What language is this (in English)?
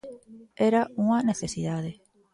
Galician